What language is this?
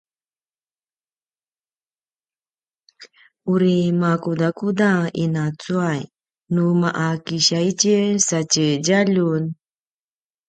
Paiwan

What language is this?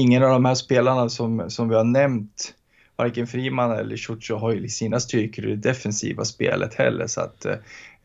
Swedish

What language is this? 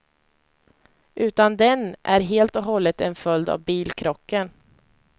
Swedish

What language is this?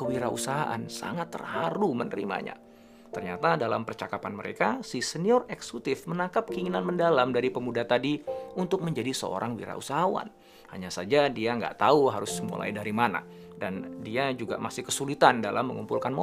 Indonesian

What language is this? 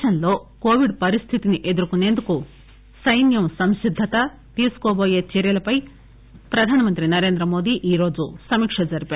Telugu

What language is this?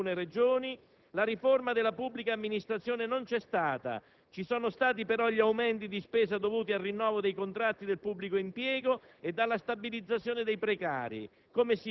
Italian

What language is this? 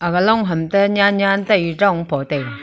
Wancho Naga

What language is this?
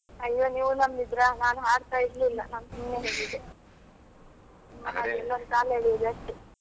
Kannada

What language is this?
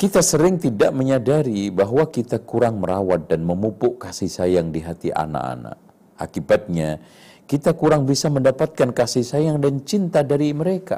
Indonesian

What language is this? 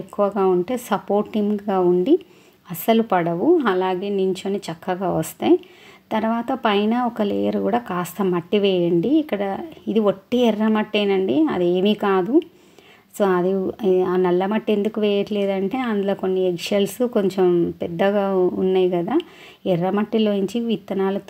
Telugu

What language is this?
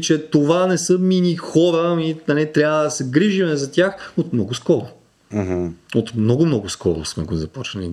Bulgarian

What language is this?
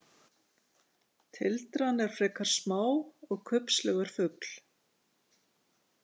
Icelandic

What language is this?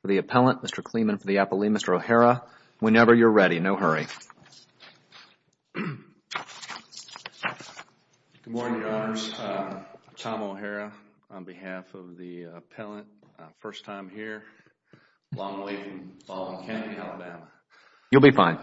English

